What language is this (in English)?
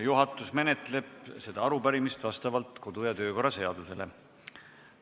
Estonian